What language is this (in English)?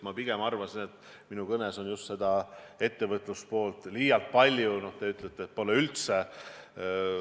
Estonian